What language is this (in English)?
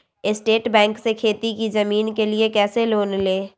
Magahi